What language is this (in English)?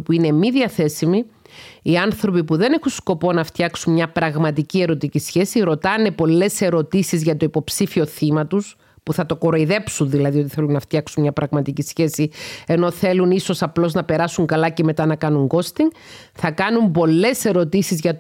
Greek